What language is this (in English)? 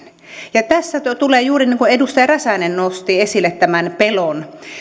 Finnish